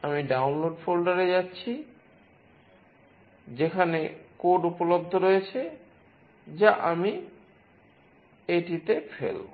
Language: Bangla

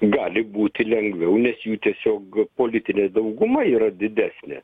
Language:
Lithuanian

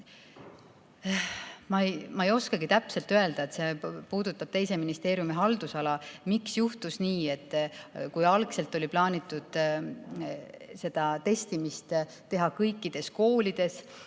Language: Estonian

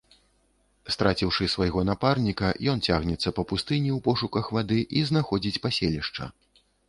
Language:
Belarusian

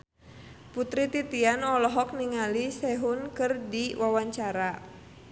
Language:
Sundanese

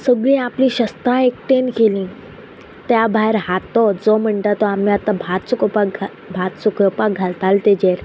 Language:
Konkani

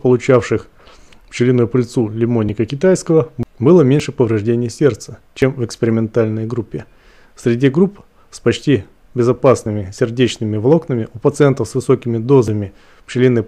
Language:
Russian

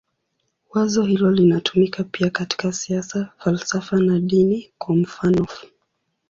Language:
Swahili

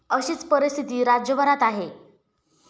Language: Marathi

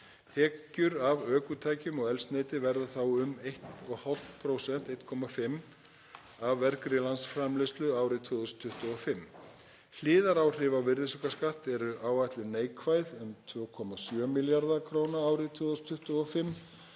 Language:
Icelandic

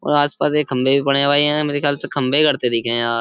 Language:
Hindi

